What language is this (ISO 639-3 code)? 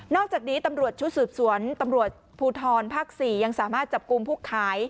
tha